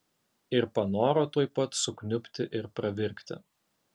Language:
Lithuanian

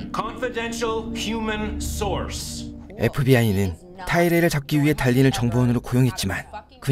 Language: Korean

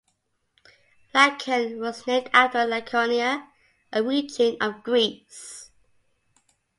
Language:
English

